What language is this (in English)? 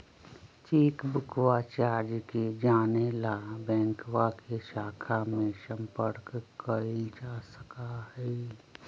Magahi